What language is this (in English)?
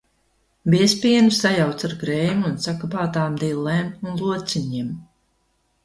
Latvian